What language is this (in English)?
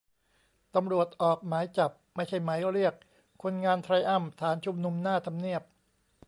Thai